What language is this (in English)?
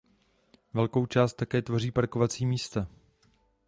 Czech